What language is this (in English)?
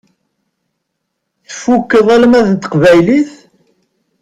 Kabyle